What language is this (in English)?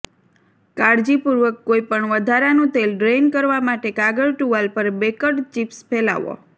Gujarati